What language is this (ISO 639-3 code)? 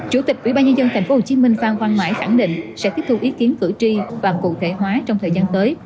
vie